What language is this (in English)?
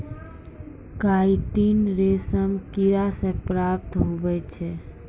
Maithili